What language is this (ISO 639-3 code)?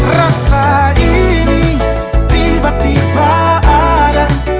ind